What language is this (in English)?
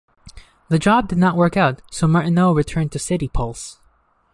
English